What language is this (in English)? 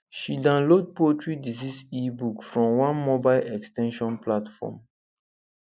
Nigerian Pidgin